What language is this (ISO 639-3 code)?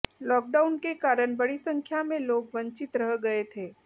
hin